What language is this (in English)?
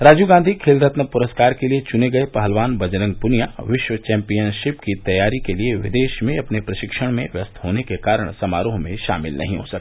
Hindi